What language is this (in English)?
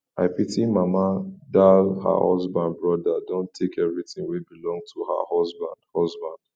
Nigerian Pidgin